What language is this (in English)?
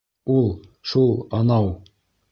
Bashkir